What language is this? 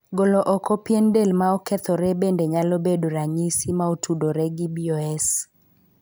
Luo (Kenya and Tanzania)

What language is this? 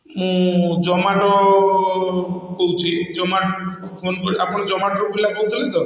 Odia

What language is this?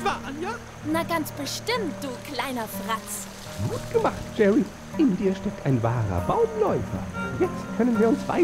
German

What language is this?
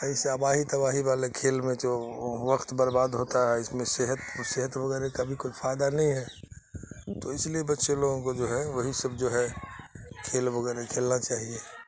Urdu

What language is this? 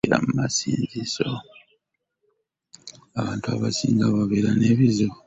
Ganda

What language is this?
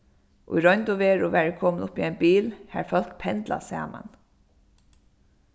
Faroese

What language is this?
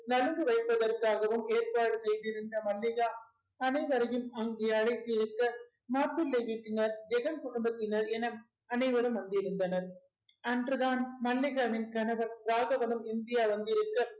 Tamil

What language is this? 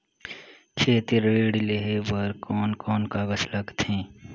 Chhattisgarhi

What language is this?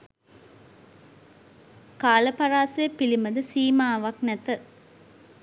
Sinhala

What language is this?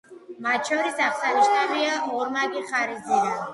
Georgian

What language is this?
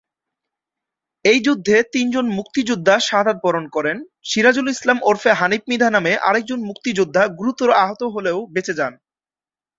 Bangla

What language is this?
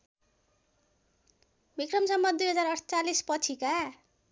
Nepali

